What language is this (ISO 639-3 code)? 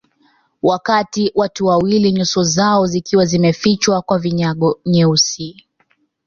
swa